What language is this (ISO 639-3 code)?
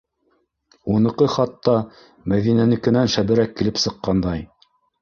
bak